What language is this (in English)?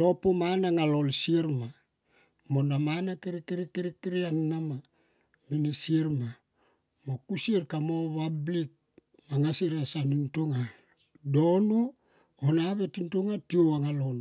Tomoip